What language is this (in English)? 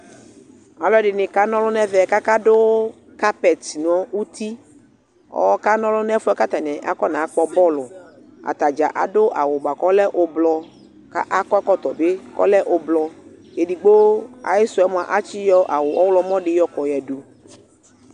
Ikposo